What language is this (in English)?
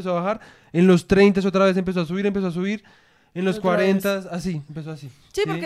Spanish